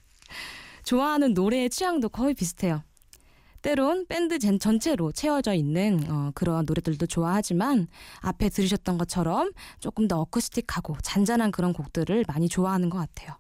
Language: Korean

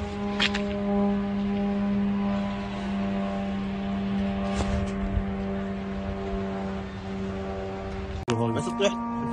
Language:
Arabic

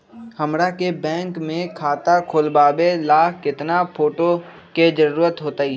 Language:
Magahi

